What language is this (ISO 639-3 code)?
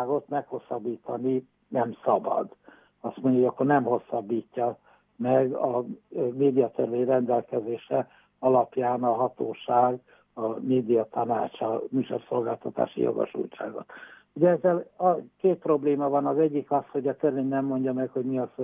hun